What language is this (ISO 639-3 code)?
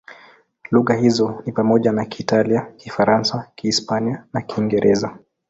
swa